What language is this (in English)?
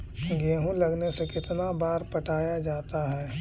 Magahi